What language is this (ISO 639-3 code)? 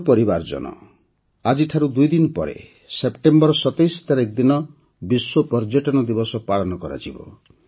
ori